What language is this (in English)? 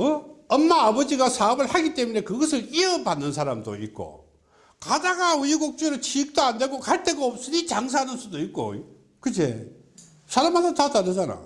Korean